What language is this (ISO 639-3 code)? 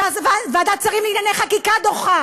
heb